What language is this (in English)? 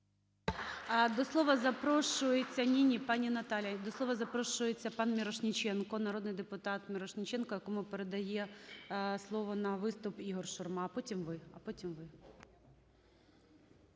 Ukrainian